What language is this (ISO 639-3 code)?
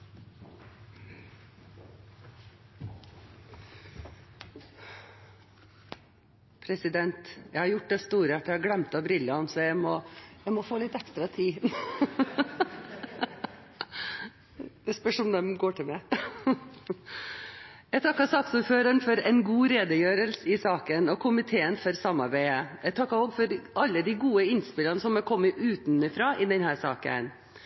nob